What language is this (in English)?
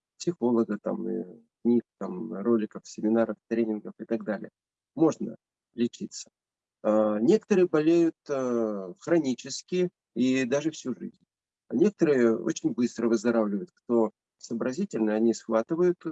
Russian